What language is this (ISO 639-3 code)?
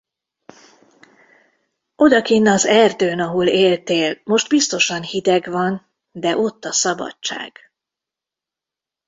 hun